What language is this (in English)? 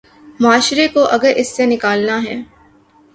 Urdu